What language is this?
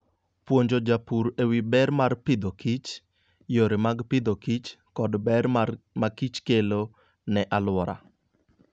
Luo (Kenya and Tanzania)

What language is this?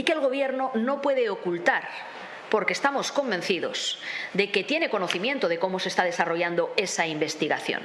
Spanish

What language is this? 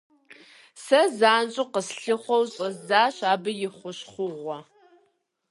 Kabardian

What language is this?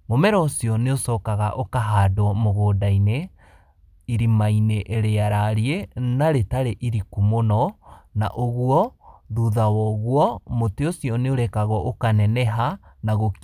Kikuyu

